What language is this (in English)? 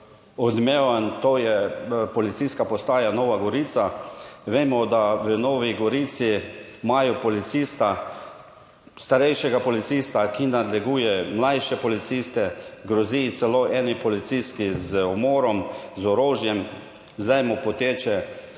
Slovenian